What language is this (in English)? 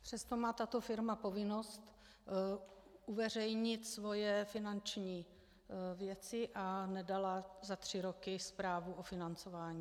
Czech